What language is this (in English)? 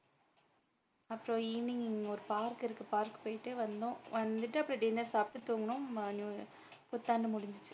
Tamil